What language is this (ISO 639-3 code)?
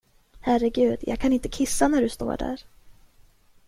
swe